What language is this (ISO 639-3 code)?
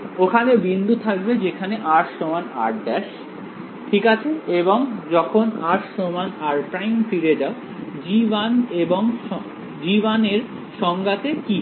ben